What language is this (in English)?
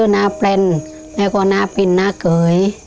Thai